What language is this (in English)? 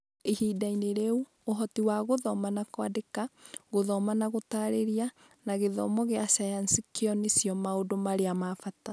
Kikuyu